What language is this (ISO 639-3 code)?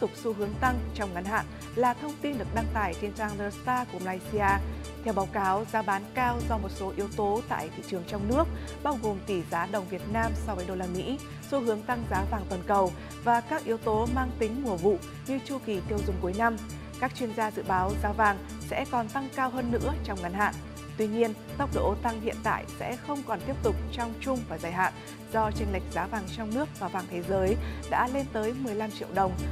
vie